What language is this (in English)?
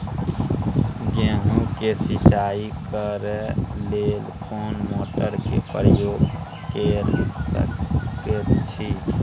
Maithili